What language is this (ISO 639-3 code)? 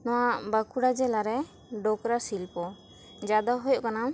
sat